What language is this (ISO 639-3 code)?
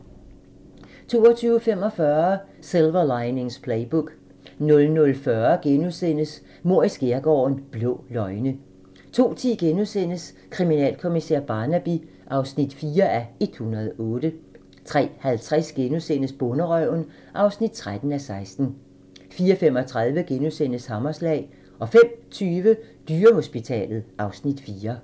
dan